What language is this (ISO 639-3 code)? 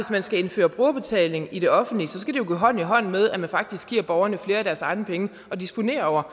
dan